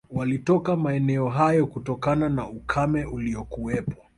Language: Swahili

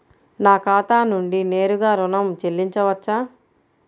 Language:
Telugu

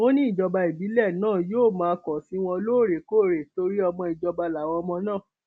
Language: Yoruba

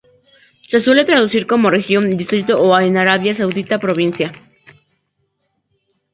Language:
Spanish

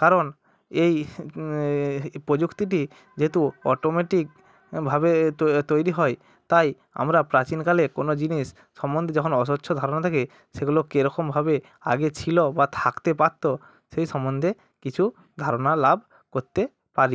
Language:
Bangla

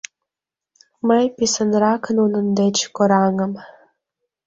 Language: Mari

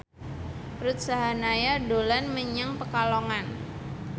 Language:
Javanese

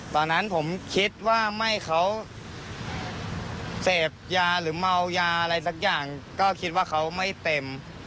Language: Thai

